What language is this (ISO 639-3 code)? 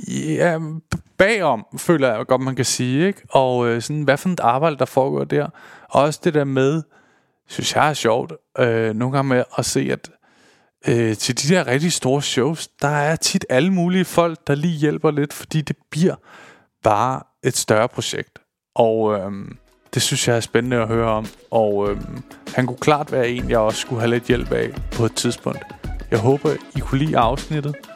dan